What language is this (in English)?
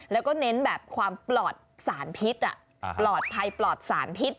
Thai